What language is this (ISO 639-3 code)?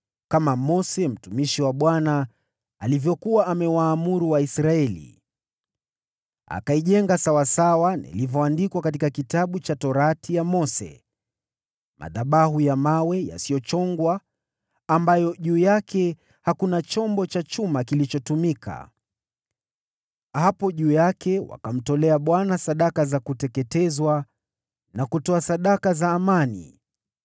swa